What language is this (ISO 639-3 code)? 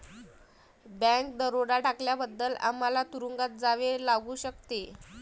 mar